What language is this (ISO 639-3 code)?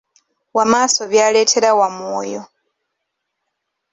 lug